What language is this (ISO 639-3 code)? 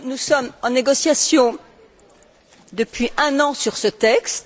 fra